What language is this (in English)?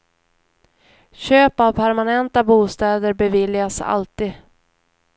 Swedish